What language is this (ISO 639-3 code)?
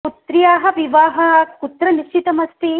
san